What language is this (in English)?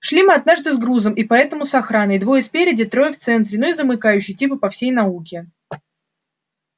Russian